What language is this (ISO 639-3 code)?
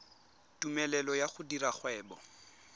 tsn